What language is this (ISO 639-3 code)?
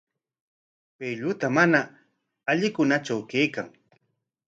qwa